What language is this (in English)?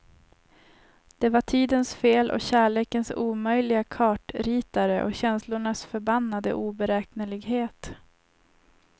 Swedish